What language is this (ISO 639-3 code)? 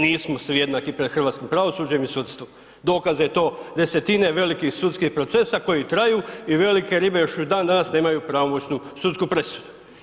hrv